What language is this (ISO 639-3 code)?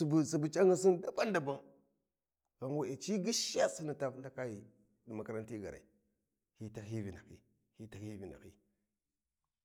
wji